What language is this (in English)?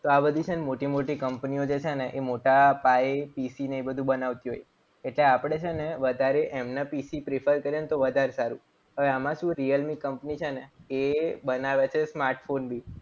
Gujarati